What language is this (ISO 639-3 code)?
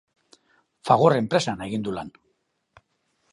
eus